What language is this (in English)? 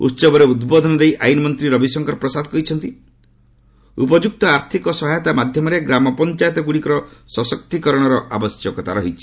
Odia